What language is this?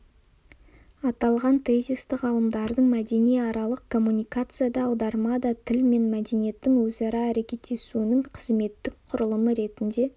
Kazakh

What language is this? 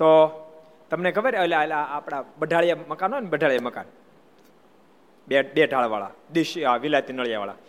Gujarati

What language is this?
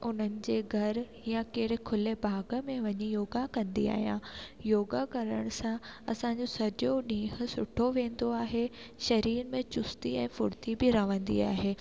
Sindhi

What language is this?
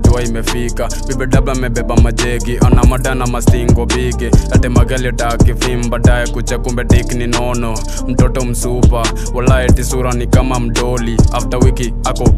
Thai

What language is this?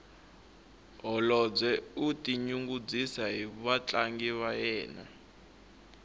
Tsonga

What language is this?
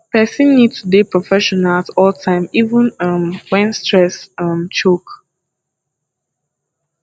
Nigerian Pidgin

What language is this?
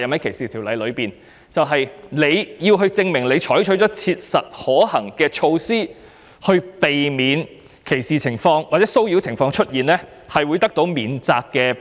Cantonese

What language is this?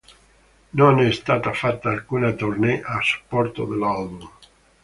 Italian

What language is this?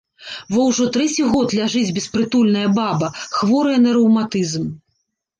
Belarusian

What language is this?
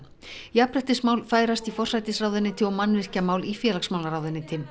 Icelandic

